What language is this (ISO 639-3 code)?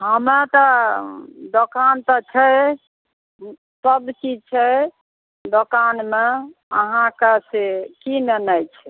mai